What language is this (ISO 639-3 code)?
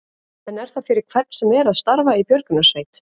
isl